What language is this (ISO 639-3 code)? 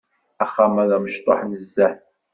kab